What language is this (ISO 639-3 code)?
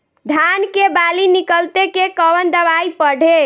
bho